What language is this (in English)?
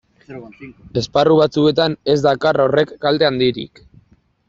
Basque